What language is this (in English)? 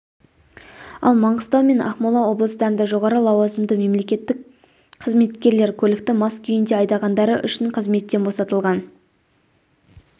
Kazakh